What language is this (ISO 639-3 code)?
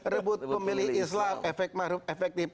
ind